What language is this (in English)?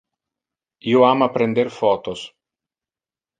Interlingua